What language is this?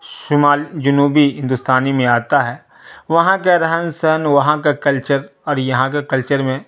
Urdu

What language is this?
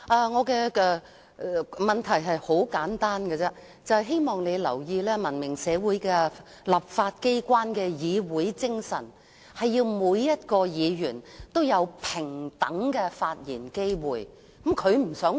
Cantonese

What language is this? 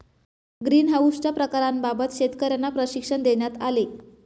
Marathi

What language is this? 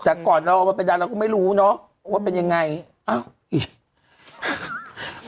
Thai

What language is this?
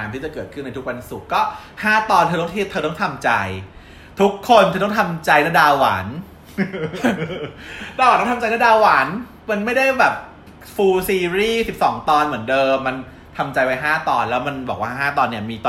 Thai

